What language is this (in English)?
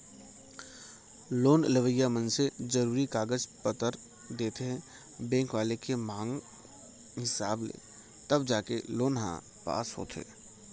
Chhattisgarhi